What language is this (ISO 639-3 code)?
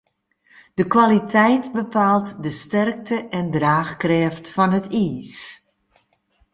fry